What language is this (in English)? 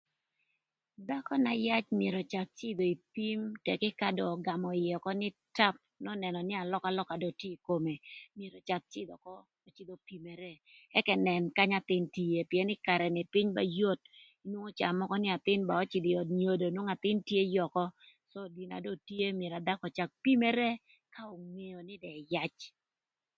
Thur